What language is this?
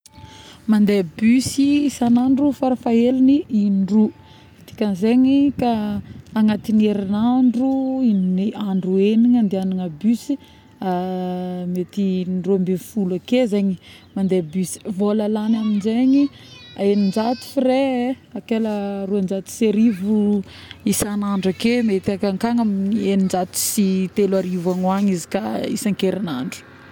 Northern Betsimisaraka Malagasy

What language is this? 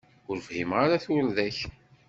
Kabyle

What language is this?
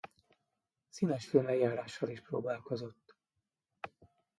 Hungarian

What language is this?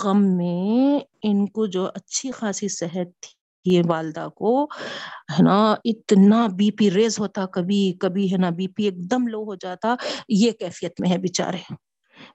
Urdu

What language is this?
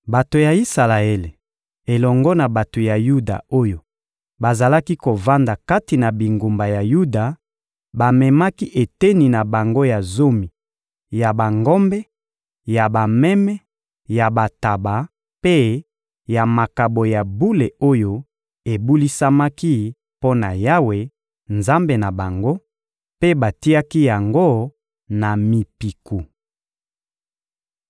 Lingala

